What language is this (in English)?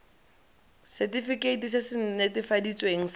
Tswana